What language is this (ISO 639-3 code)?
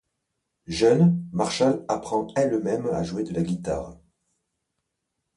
fra